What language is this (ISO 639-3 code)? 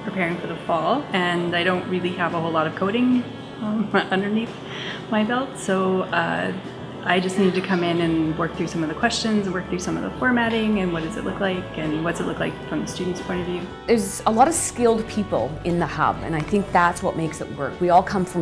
eng